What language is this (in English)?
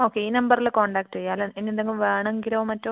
Malayalam